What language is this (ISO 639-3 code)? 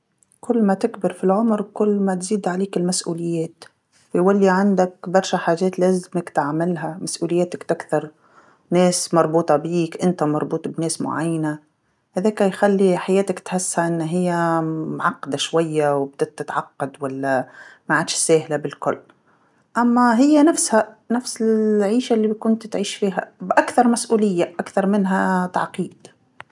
aeb